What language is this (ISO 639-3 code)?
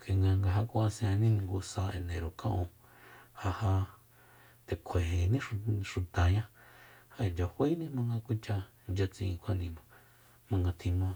vmp